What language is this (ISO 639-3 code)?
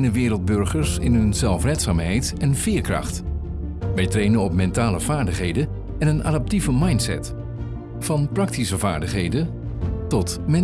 nld